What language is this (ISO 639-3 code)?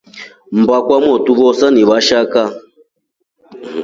rof